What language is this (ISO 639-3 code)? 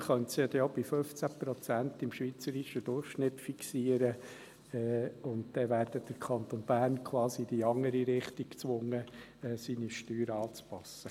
gsw